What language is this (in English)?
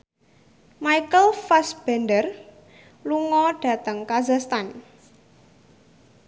Javanese